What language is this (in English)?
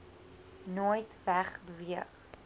Afrikaans